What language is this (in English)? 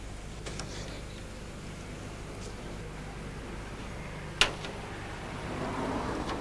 Russian